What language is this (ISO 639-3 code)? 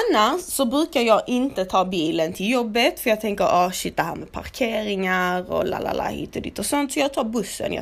swe